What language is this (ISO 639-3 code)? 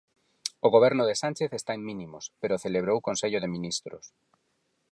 glg